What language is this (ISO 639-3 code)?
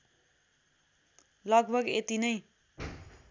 nep